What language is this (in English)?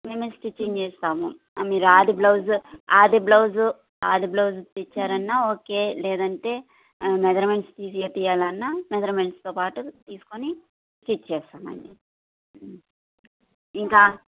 Telugu